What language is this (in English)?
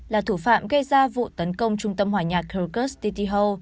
Vietnamese